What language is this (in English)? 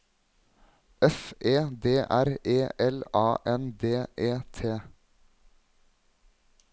Norwegian